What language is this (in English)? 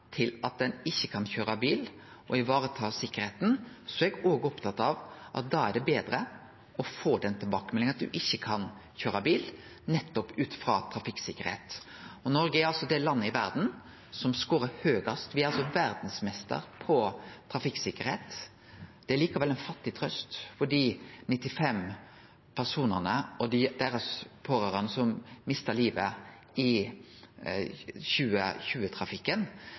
Norwegian Nynorsk